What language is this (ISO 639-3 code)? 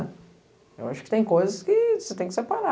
por